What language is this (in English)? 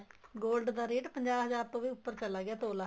Punjabi